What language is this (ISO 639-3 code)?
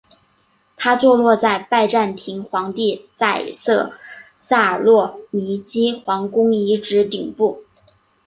zho